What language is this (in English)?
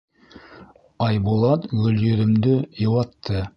Bashkir